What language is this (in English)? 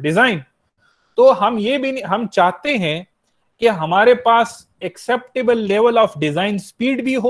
Hindi